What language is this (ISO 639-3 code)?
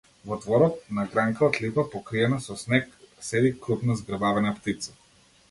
mkd